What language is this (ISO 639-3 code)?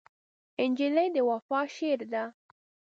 pus